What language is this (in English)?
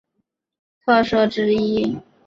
Chinese